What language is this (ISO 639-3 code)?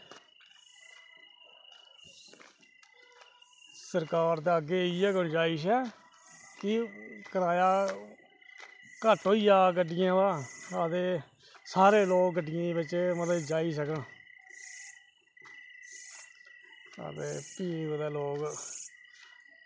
doi